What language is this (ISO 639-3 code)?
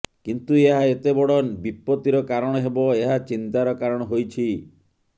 ori